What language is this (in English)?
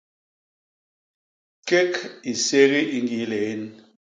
Basaa